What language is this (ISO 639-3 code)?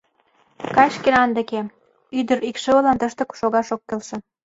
chm